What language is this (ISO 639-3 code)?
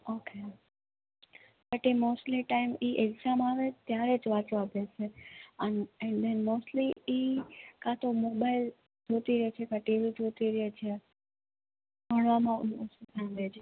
guj